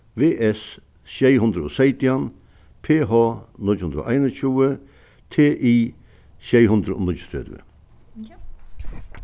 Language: Faroese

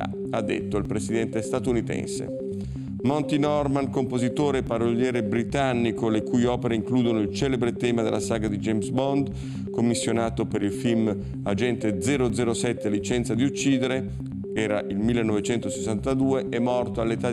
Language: Italian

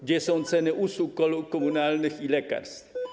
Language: Polish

